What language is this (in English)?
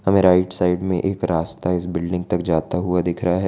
Hindi